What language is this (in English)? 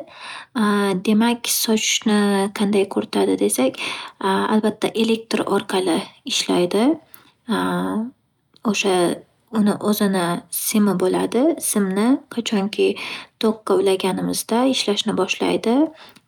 Uzbek